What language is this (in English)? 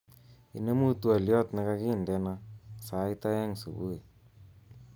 Kalenjin